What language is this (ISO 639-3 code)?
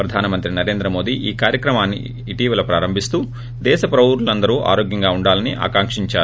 tel